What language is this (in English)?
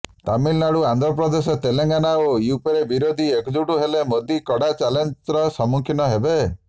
Odia